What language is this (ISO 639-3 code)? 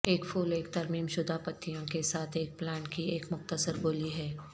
urd